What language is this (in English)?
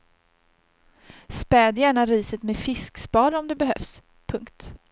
Swedish